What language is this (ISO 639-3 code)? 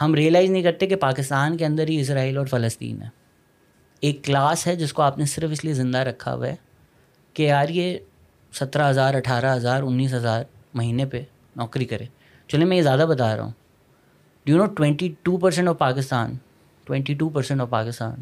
urd